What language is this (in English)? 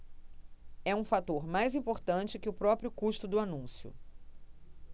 Portuguese